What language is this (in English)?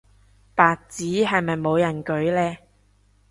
Cantonese